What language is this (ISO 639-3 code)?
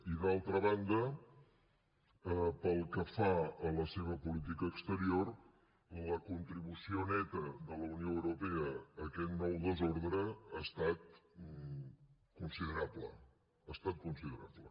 cat